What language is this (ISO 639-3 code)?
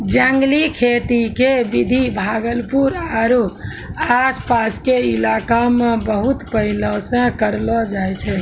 mai